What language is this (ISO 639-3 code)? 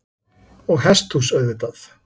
isl